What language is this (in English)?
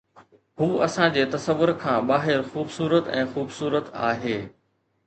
Sindhi